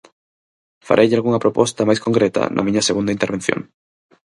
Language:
Galician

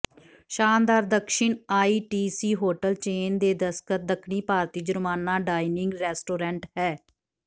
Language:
Punjabi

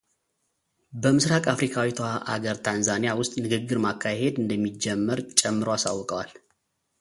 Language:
Amharic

